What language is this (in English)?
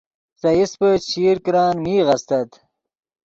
Yidgha